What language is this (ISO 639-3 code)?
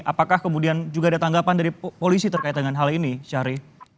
ind